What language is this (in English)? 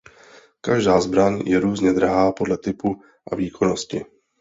Czech